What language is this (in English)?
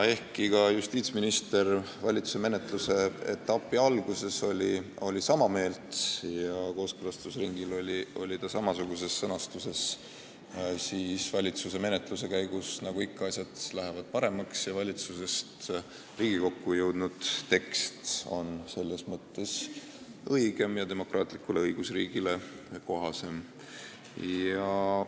Estonian